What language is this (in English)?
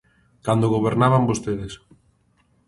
Galician